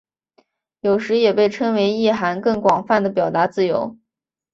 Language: Chinese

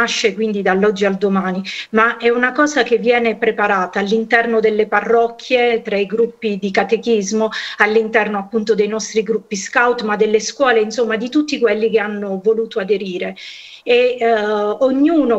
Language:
Italian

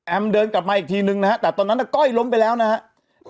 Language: Thai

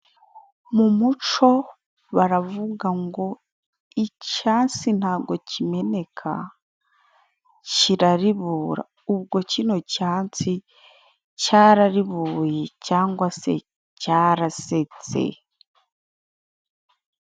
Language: Kinyarwanda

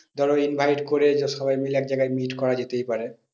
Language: Bangla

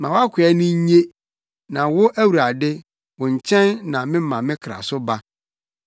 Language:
Akan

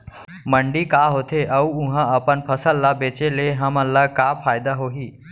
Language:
Chhattisgarhi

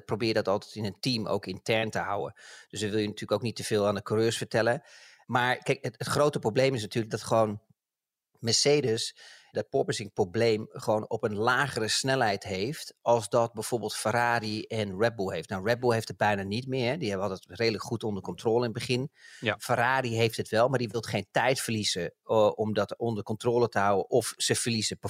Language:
Dutch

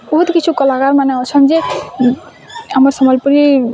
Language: Odia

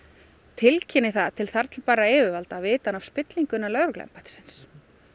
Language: Icelandic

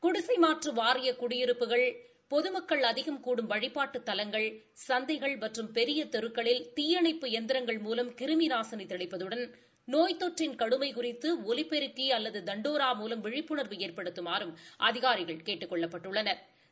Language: Tamil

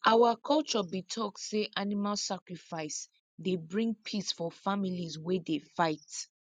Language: Nigerian Pidgin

